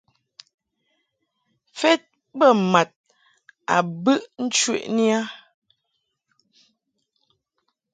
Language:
Mungaka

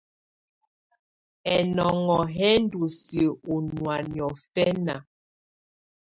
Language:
Tunen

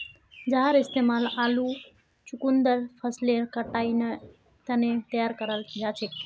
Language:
Magahi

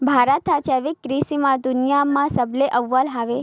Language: Chhattisgarhi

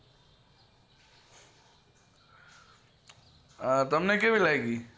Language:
Gujarati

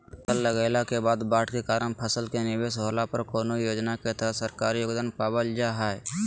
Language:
Magahi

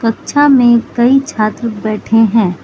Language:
Hindi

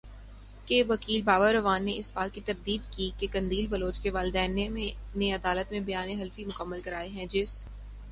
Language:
Urdu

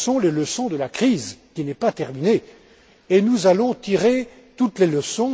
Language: French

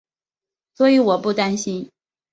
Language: Chinese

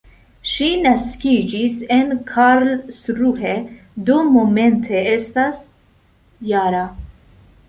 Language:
Esperanto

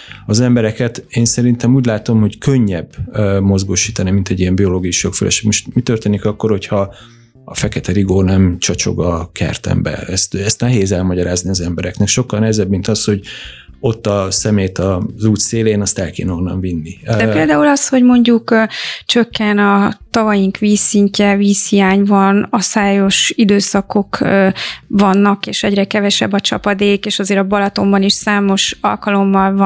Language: Hungarian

